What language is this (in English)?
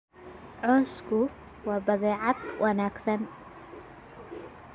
Somali